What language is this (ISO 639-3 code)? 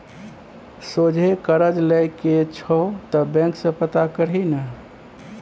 mai